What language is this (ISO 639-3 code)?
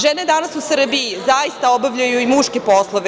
srp